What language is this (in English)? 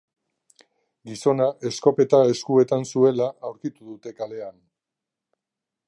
Basque